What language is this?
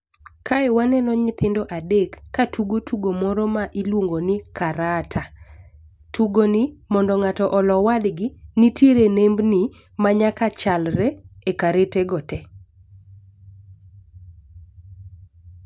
Luo (Kenya and Tanzania)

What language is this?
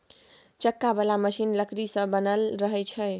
Maithili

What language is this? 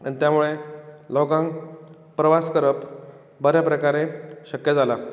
Konkani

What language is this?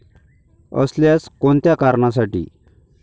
Marathi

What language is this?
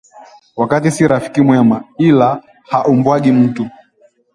Swahili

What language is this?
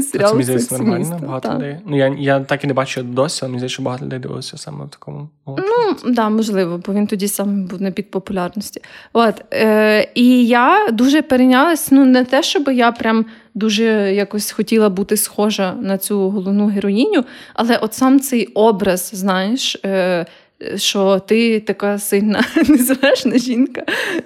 Ukrainian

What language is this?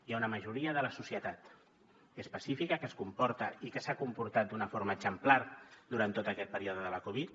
Catalan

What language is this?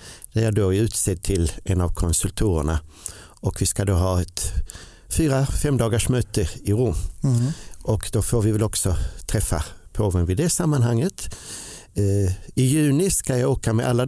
Swedish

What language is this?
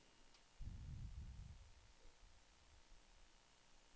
Danish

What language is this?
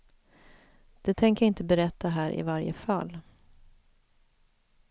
Swedish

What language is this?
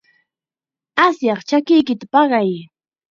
Chiquián Ancash Quechua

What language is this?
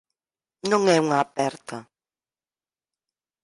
Galician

